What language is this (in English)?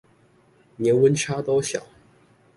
Chinese